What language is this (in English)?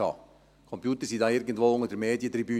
Swiss German